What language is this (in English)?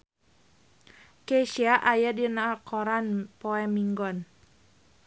Sundanese